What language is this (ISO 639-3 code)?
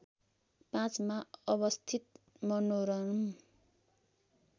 nep